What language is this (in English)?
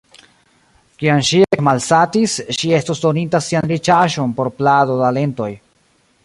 Esperanto